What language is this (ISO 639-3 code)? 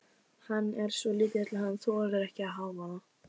isl